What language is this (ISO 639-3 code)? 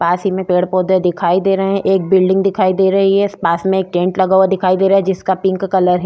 hin